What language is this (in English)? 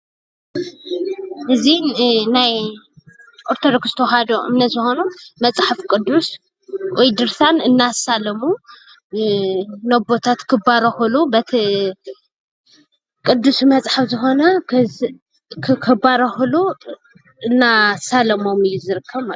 Tigrinya